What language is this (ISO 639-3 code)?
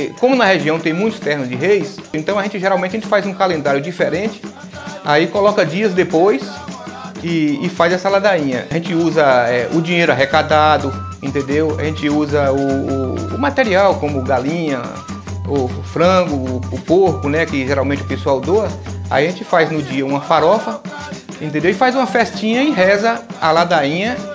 por